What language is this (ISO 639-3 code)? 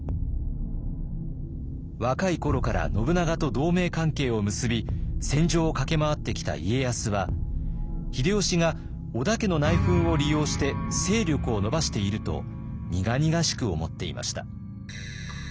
jpn